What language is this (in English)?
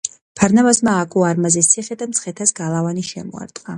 Georgian